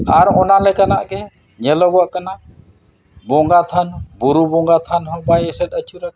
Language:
Santali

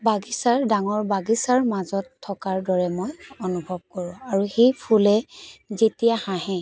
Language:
Assamese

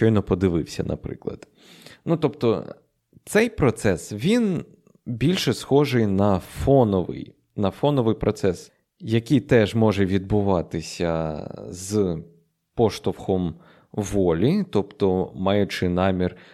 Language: Ukrainian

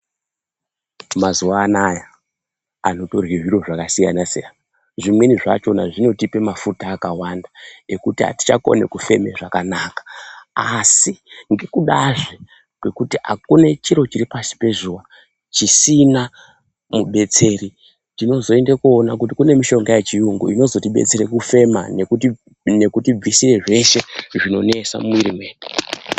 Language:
Ndau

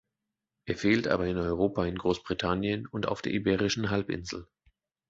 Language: German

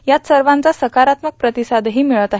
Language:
Marathi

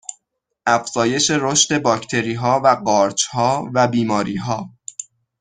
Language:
Persian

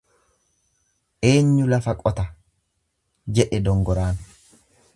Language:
Oromo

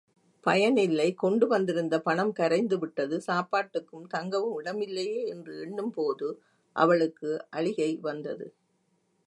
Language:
Tamil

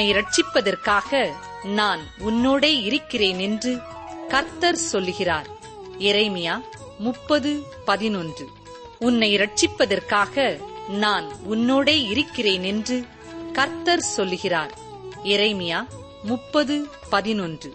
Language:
Tamil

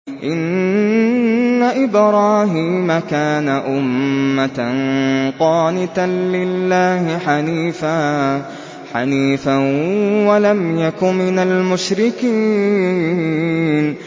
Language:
Arabic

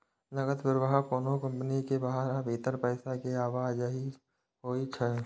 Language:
Maithili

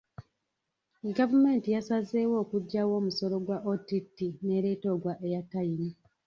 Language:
Ganda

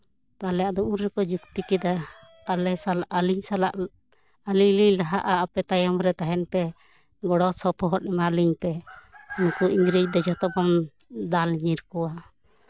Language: Santali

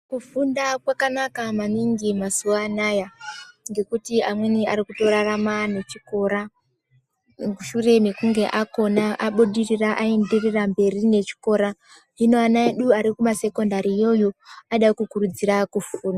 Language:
Ndau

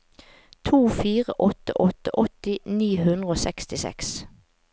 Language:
Norwegian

